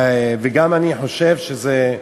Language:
Hebrew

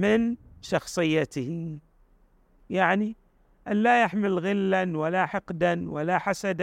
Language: Arabic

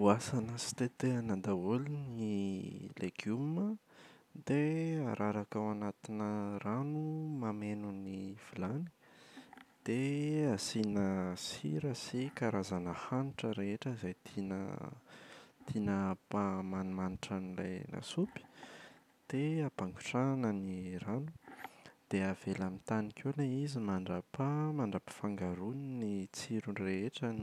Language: Malagasy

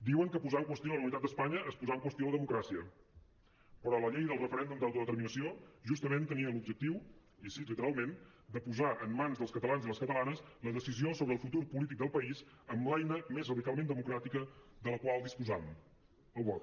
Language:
Catalan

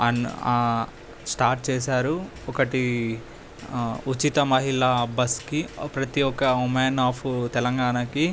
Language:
Telugu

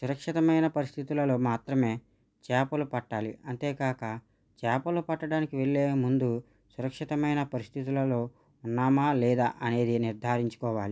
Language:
Telugu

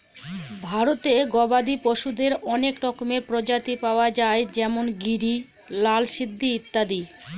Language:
Bangla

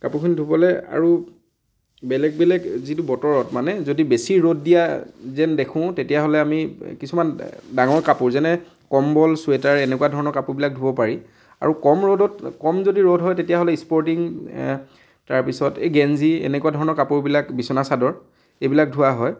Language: Assamese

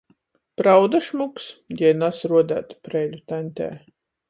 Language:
Latgalian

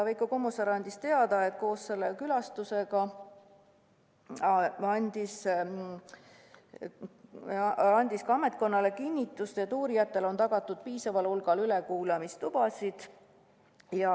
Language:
Estonian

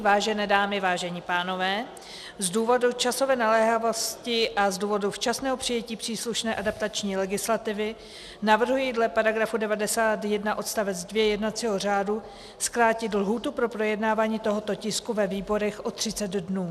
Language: Czech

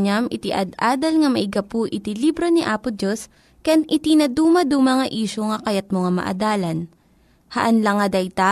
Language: Filipino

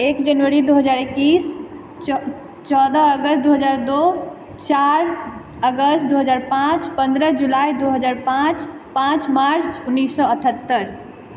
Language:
Maithili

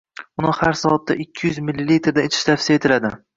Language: Uzbek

